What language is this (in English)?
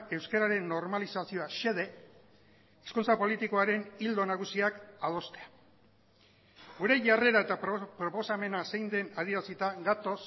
Basque